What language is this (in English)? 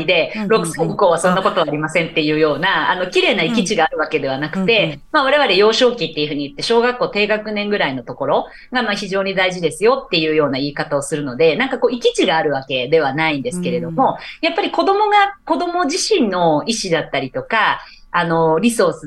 Japanese